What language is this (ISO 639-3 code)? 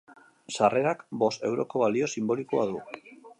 eus